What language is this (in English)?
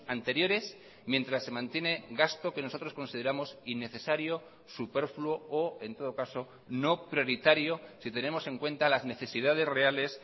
Spanish